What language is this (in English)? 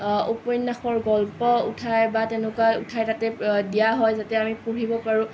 Assamese